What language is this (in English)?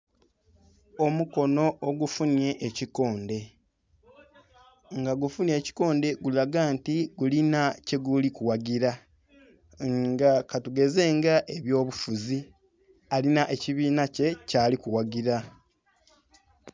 Soga